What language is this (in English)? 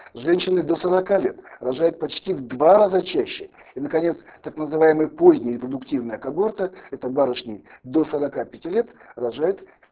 Russian